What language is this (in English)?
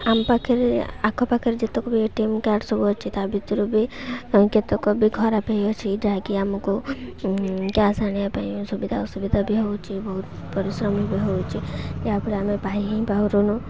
Odia